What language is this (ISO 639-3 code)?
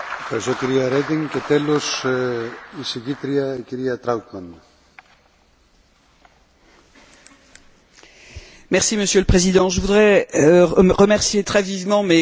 fra